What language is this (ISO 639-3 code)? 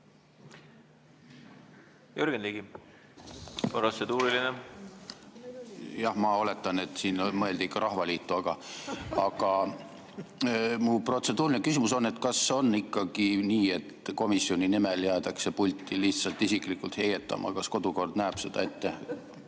est